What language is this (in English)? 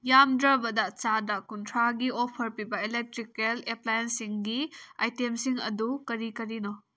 Manipuri